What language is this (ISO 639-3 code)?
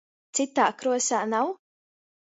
ltg